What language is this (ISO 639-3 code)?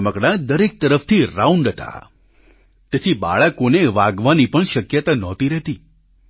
guj